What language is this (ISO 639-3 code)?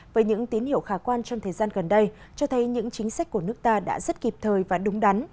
vie